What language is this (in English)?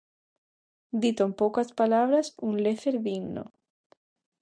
Galician